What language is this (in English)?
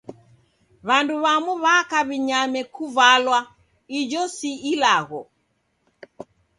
Taita